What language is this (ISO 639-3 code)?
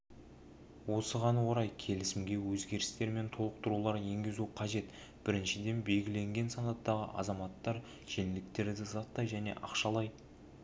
kaz